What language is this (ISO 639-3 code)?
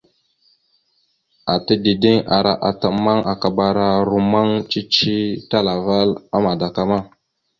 mxu